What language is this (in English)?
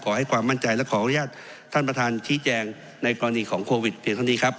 Thai